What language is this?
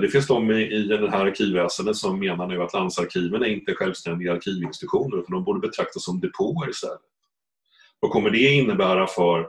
Swedish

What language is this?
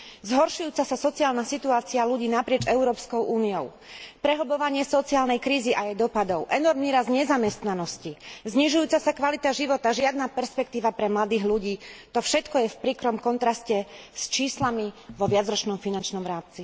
Slovak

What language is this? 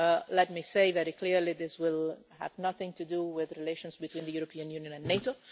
English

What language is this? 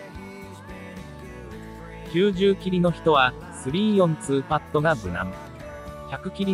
Japanese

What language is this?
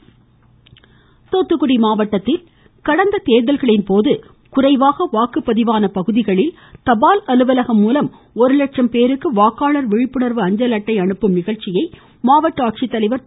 Tamil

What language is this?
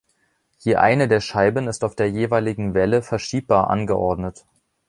German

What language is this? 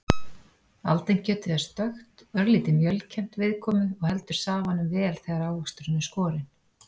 Icelandic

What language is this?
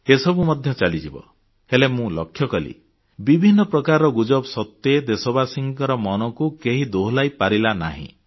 Odia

